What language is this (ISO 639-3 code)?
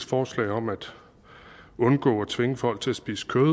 dan